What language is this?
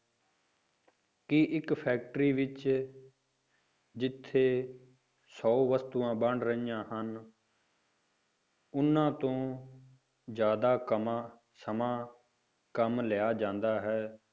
Punjabi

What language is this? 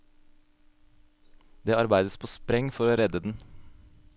Norwegian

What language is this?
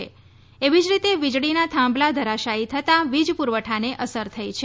Gujarati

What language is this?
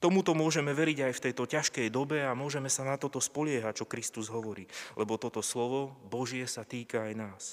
Slovak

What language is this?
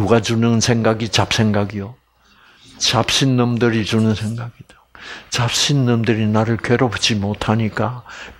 Korean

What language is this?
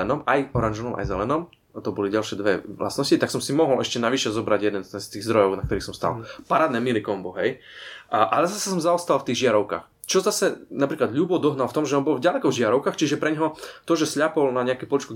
Slovak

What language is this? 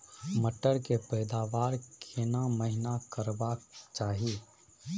Maithili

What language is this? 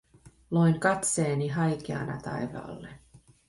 Finnish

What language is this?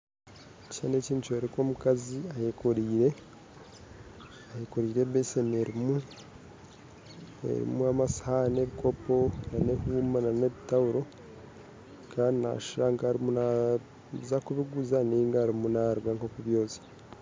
Nyankole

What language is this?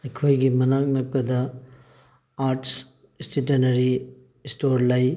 Manipuri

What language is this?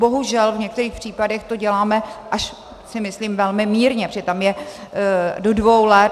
Czech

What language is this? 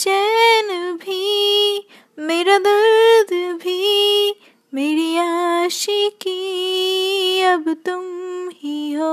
Hindi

